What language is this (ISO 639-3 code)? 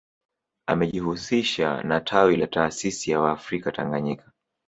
swa